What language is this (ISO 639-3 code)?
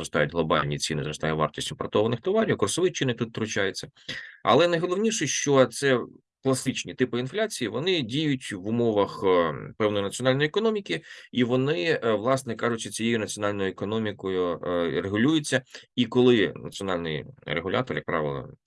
ukr